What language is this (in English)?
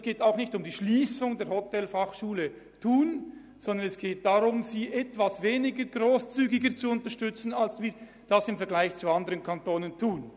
Swiss German